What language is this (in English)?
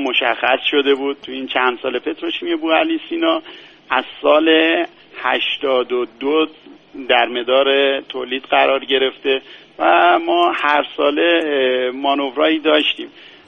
Persian